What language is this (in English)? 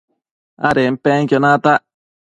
Matsés